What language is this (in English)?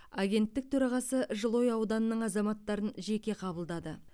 Kazakh